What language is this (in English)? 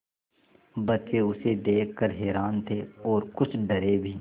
Hindi